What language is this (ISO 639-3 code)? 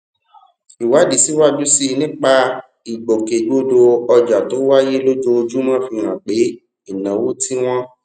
yor